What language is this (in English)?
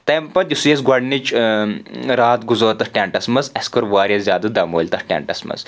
Kashmiri